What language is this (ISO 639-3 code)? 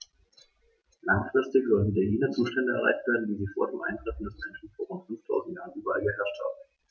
deu